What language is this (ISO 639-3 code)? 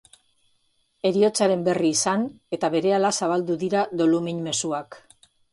eus